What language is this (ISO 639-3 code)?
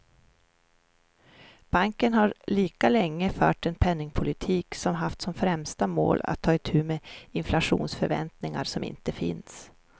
swe